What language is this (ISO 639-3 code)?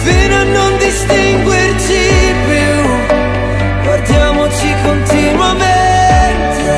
ron